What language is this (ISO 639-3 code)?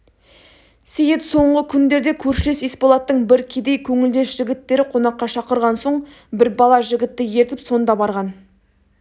kaz